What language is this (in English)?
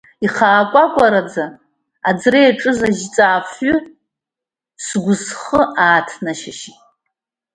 Abkhazian